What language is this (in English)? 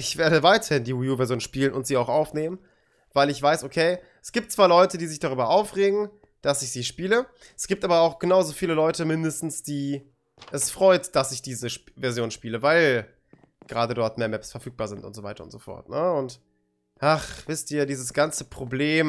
German